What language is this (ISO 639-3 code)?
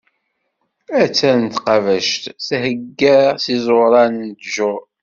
kab